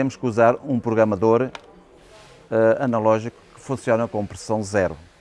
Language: Portuguese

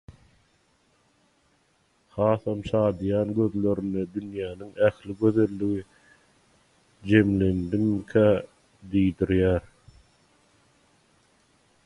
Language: Turkmen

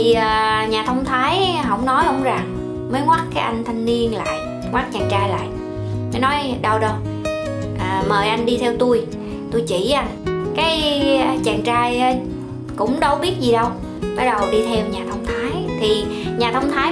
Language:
Vietnamese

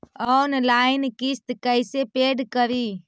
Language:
Magahi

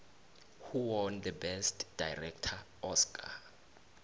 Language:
South Ndebele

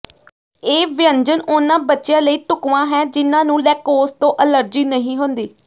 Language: Punjabi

